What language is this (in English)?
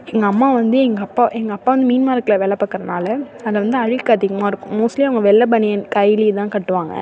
Tamil